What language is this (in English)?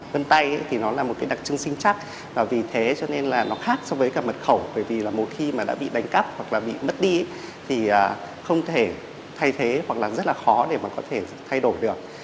Vietnamese